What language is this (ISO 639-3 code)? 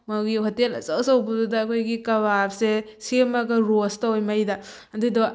mni